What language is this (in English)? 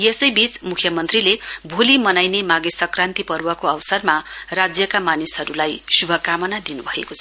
Nepali